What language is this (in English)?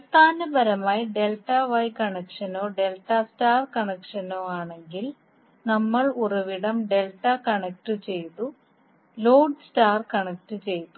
Malayalam